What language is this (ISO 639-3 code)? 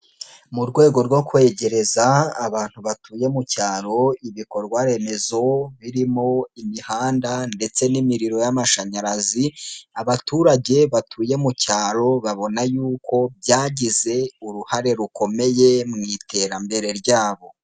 kin